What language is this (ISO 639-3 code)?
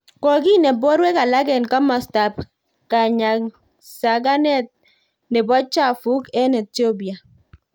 kln